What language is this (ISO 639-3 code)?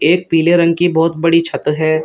hin